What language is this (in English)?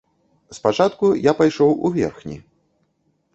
Belarusian